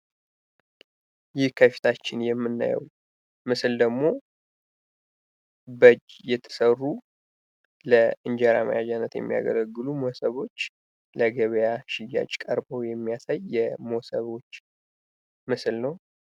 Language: Amharic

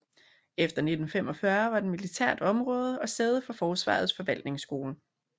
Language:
Danish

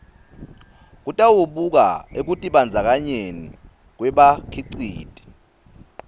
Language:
Swati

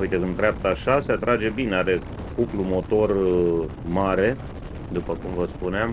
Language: Romanian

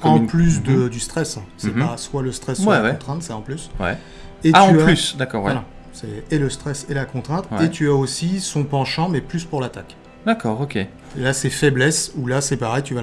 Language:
French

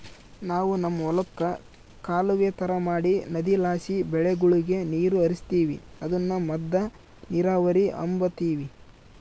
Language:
Kannada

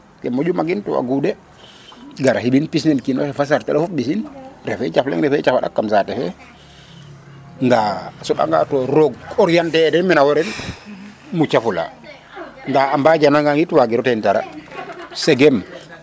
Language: Serer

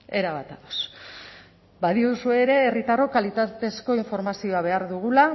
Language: Basque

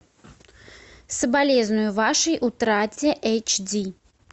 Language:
Russian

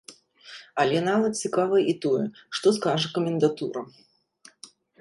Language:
Belarusian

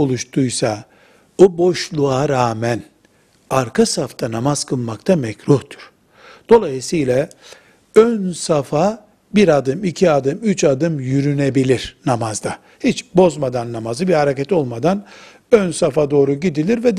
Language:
Turkish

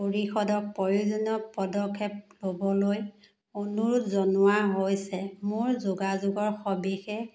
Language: Assamese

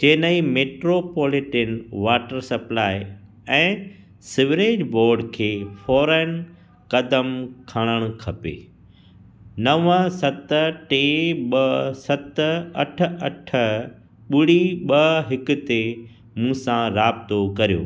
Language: Sindhi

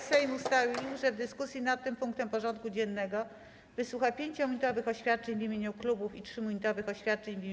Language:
Polish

